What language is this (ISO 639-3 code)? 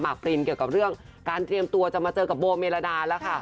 tha